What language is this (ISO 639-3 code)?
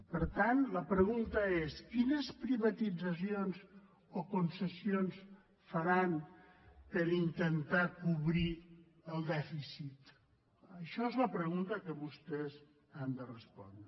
cat